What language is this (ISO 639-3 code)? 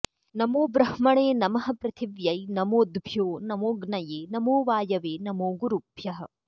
san